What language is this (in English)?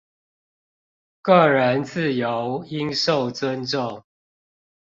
Chinese